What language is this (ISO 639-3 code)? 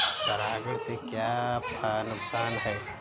hin